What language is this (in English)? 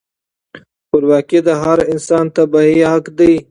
Pashto